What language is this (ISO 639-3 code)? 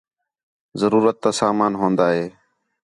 xhe